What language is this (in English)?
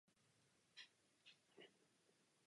Czech